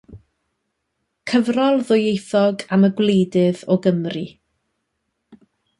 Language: Welsh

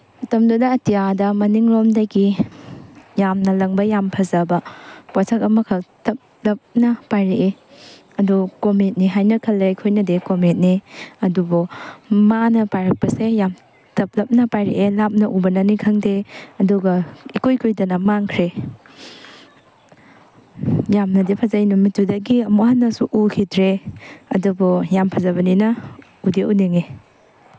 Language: Manipuri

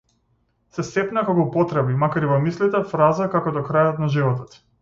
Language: Macedonian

